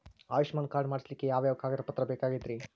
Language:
Kannada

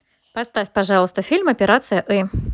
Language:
Russian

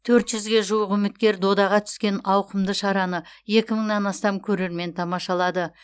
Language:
Kazakh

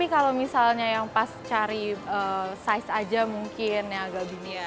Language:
Indonesian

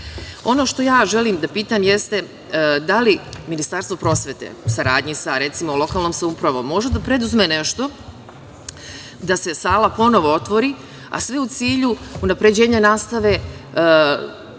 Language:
Serbian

